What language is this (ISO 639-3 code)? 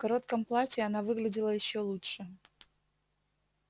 rus